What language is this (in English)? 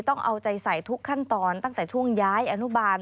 Thai